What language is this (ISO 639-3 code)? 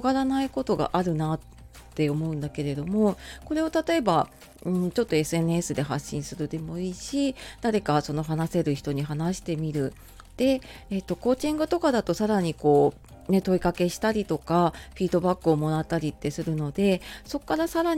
jpn